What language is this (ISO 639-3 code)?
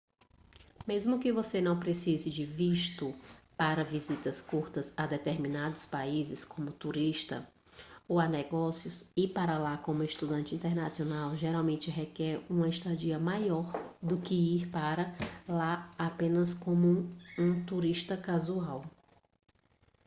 por